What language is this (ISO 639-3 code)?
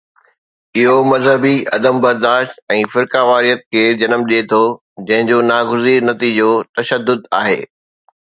snd